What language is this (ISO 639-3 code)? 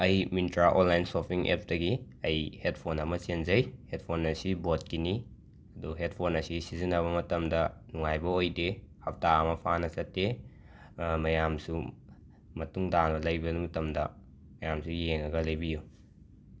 mni